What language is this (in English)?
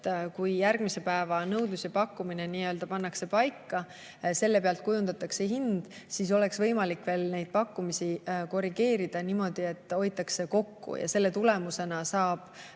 Estonian